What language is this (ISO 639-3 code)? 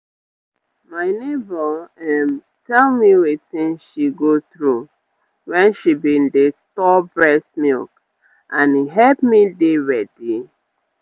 pcm